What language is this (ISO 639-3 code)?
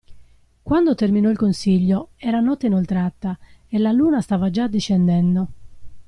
ita